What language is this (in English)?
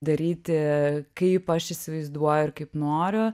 Lithuanian